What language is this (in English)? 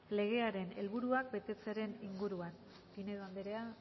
Basque